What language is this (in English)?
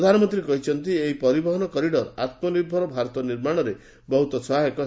Odia